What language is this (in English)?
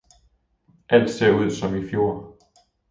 Danish